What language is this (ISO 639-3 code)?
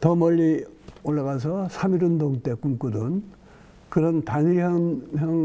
kor